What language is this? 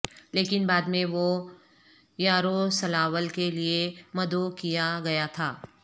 Urdu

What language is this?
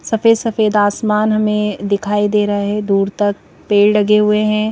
Hindi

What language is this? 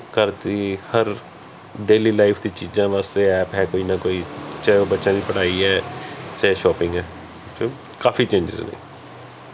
Punjabi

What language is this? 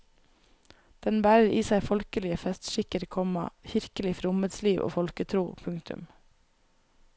Norwegian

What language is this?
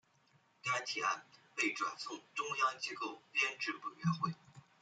Chinese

